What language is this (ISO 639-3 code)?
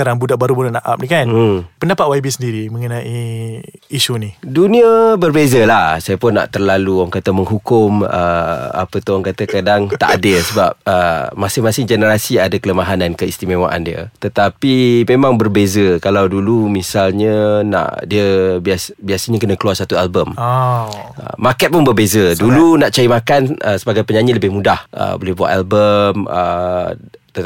msa